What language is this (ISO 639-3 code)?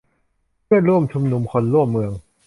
tha